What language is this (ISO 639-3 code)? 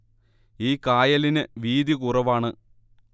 mal